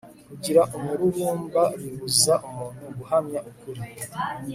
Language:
Kinyarwanda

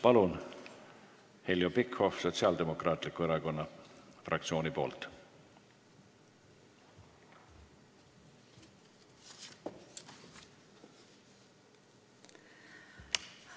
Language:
Estonian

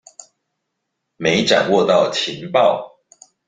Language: Chinese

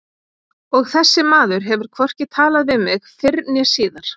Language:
Icelandic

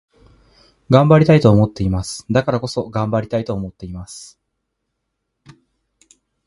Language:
Japanese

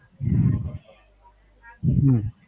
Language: Gujarati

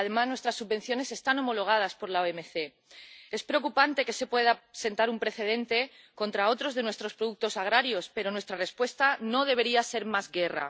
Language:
Spanish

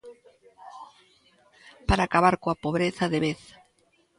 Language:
Galician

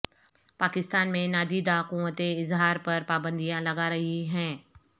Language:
Urdu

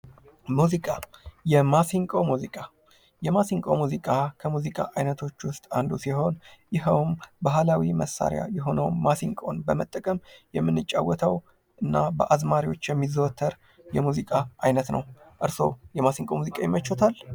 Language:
Amharic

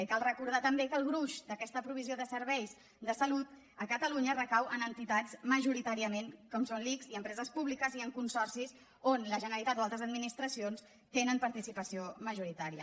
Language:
Catalan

